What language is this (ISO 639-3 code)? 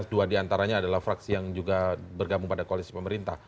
ind